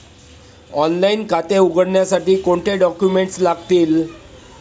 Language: Marathi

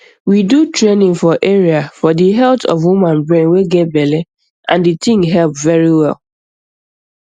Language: Nigerian Pidgin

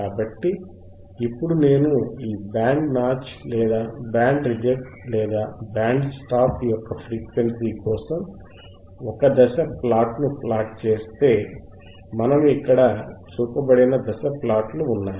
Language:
Telugu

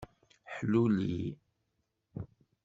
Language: Kabyle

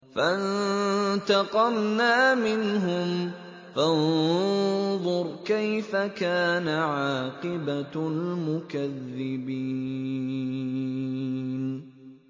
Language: Arabic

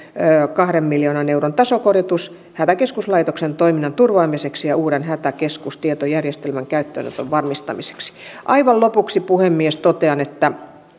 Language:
Finnish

